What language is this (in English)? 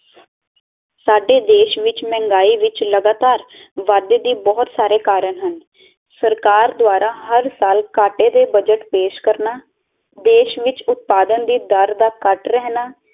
Punjabi